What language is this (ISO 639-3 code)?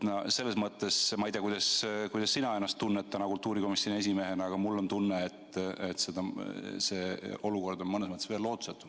est